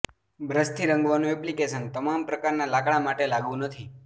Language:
Gujarati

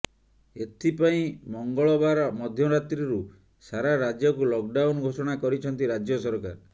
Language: Odia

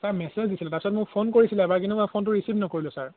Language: Assamese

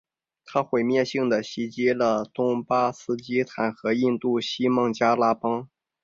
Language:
Chinese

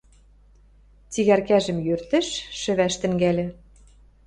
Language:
Western Mari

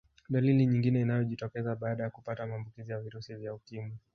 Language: Swahili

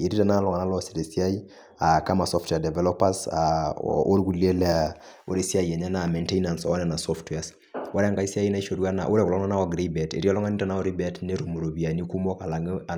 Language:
Masai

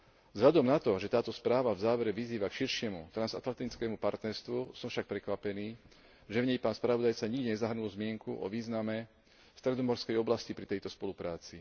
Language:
Slovak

